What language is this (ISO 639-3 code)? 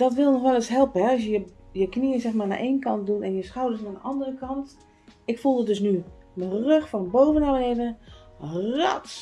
nld